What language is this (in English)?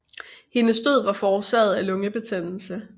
Danish